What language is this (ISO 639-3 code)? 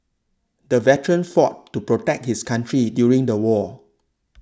eng